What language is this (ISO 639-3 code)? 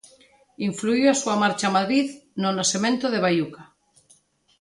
glg